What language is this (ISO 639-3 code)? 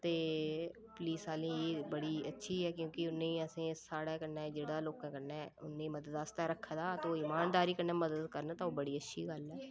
doi